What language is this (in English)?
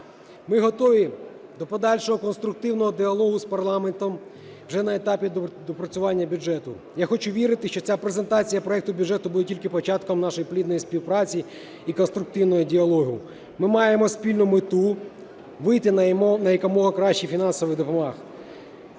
Ukrainian